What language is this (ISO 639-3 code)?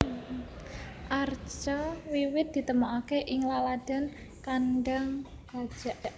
jav